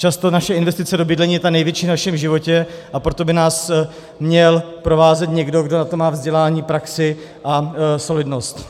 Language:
Czech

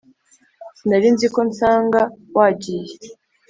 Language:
Kinyarwanda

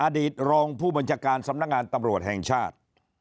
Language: Thai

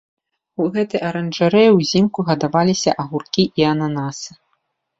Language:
Belarusian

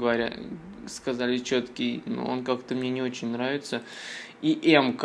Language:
Russian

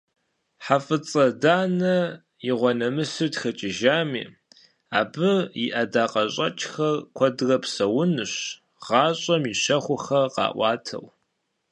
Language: Kabardian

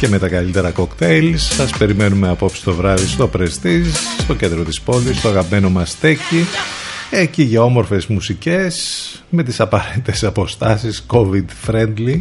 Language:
Greek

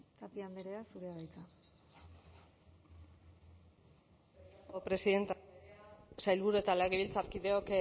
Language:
Basque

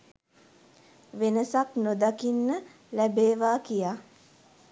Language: Sinhala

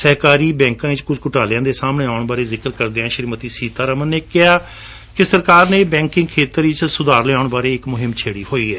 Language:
Punjabi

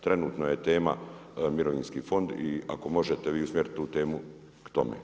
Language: Croatian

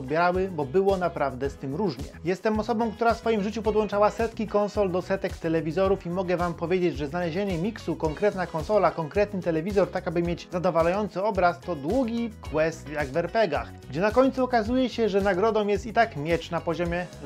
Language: Polish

